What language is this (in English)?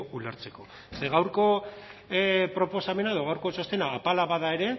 Basque